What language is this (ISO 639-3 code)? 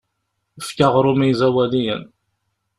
kab